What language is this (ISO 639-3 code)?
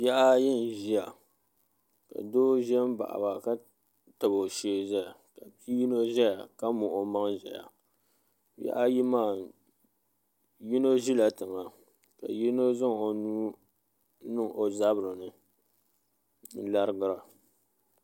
dag